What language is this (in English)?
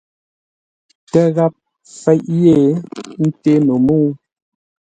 Ngombale